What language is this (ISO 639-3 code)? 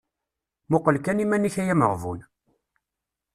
kab